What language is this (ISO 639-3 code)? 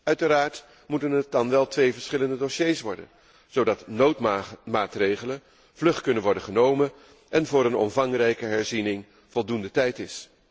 nld